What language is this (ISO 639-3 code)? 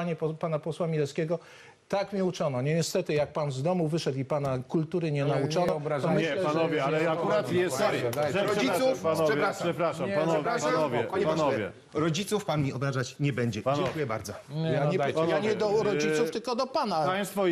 pol